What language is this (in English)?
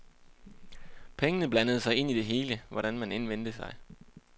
Danish